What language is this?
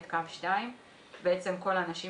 Hebrew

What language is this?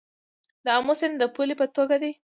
Pashto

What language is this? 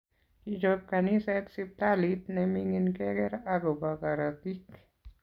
Kalenjin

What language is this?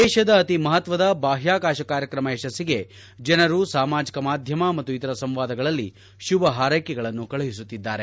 Kannada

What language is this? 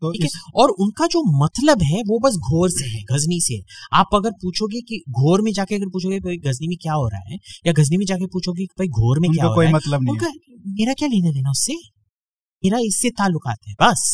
Hindi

